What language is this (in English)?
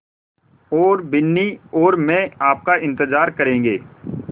Hindi